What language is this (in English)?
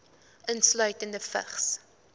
Afrikaans